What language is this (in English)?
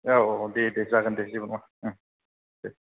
Bodo